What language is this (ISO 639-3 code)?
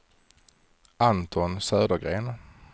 swe